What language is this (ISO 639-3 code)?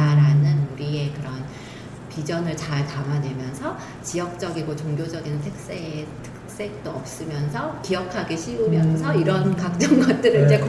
kor